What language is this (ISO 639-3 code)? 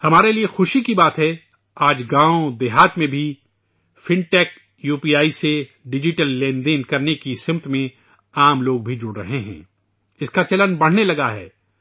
urd